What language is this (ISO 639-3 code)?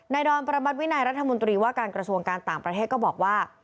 tha